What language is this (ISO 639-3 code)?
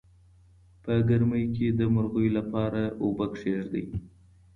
pus